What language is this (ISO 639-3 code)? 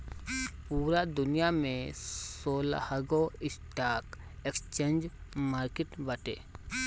bho